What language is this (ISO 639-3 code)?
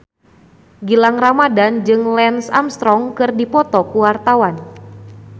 sun